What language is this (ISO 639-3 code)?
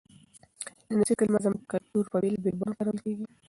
pus